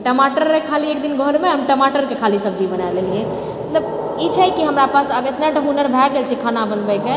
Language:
Maithili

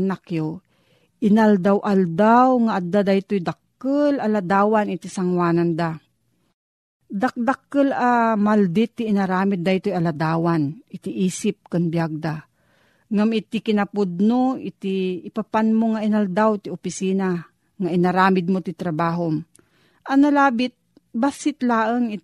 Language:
Filipino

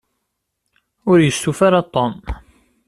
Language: Kabyle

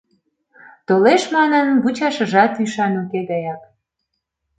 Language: Mari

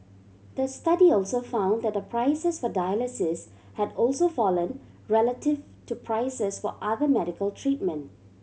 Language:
English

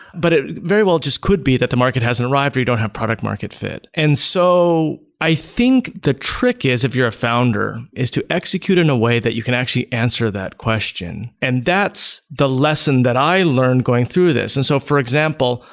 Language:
English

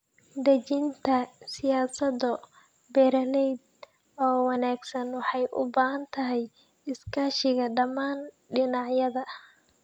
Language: Somali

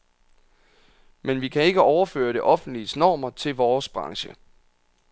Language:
Danish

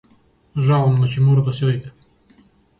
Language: Macedonian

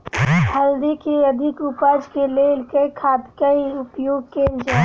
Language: Maithili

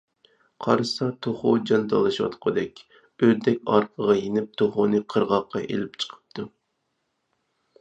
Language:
Uyghur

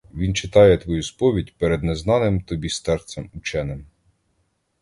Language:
Ukrainian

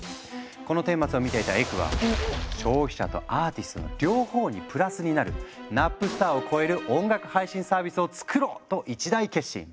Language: Japanese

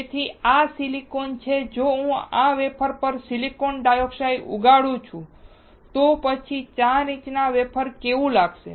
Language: Gujarati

